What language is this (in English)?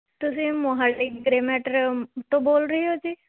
Punjabi